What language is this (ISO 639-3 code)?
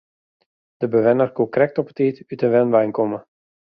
fry